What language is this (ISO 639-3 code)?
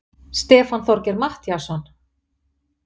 isl